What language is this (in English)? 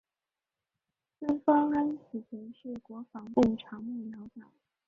Chinese